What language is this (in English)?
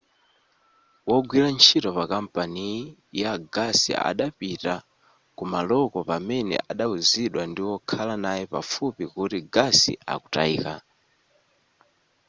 Nyanja